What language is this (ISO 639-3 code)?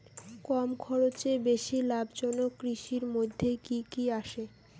ben